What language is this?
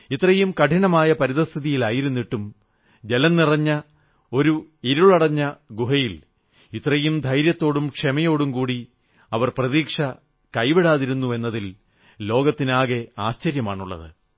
Malayalam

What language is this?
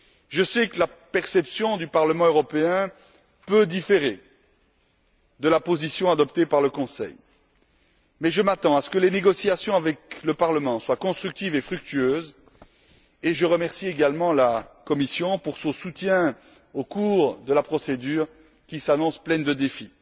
French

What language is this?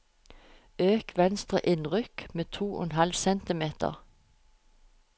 Norwegian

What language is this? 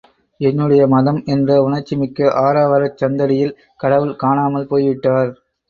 Tamil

